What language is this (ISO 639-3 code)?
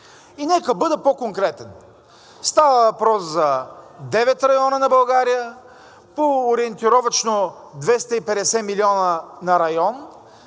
bul